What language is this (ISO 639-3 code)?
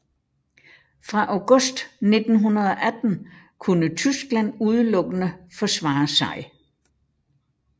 dan